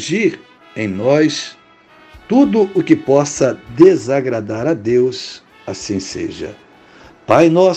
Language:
Portuguese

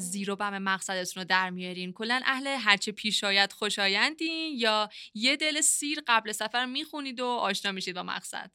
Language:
Persian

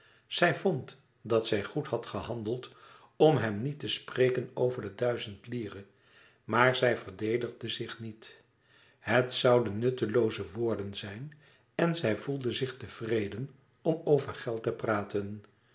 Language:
Dutch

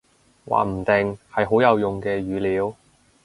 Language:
Cantonese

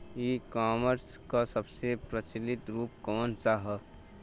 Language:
Bhojpuri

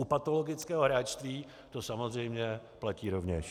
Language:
Czech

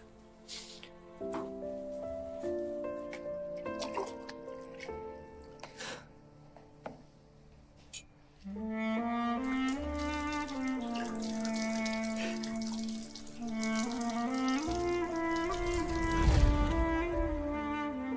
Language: Turkish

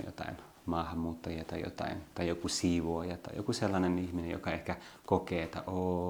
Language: Finnish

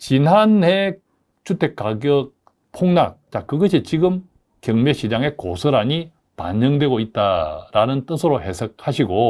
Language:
Korean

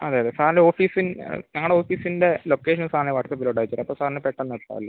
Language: Malayalam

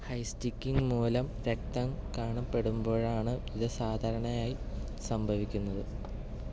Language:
Malayalam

